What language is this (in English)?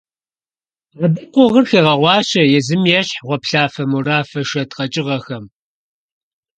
Kabardian